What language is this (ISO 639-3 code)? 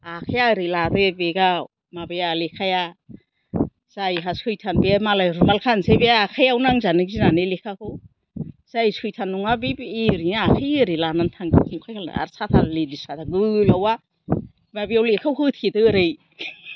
brx